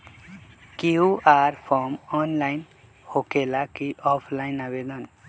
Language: Magahi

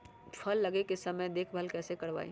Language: Magahi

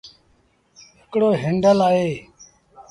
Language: Sindhi Bhil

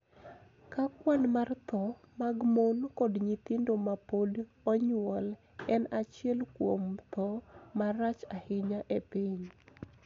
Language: Luo (Kenya and Tanzania)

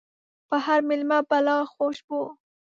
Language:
Pashto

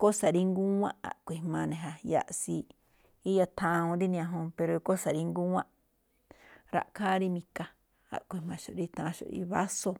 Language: Malinaltepec Me'phaa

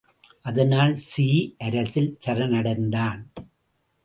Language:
Tamil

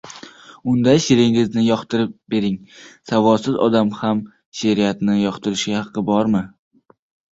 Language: Uzbek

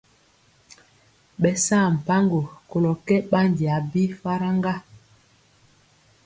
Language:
Mpiemo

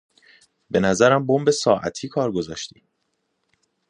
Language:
Persian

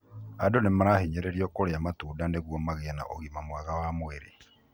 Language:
Kikuyu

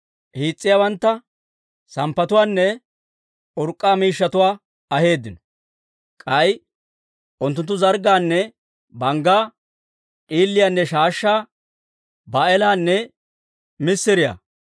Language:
Dawro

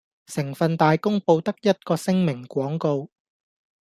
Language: Cantonese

